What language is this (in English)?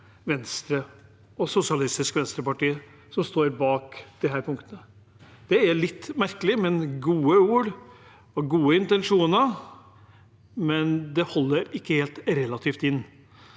Norwegian